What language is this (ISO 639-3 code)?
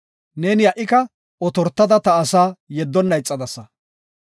gof